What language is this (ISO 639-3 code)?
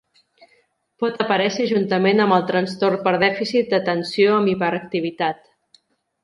cat